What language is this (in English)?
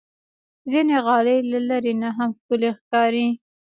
Pashto